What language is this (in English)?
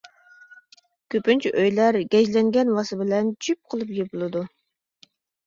Uyghur